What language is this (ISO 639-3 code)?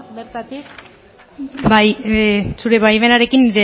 eus